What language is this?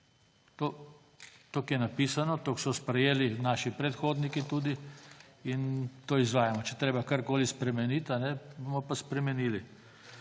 Slovenian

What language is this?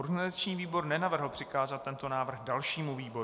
Czech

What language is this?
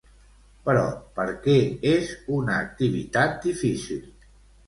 Catalan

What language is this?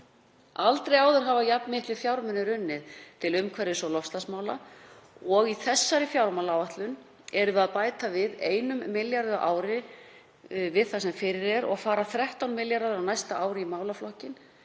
Icelandic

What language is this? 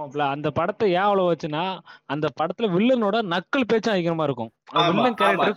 Tamil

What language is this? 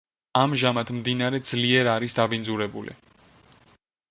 Georgian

